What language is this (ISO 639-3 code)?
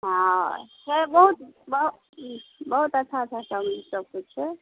mai